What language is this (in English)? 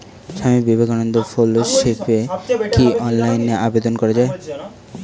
Bangla